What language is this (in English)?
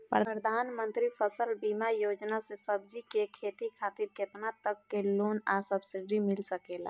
Bhojpuri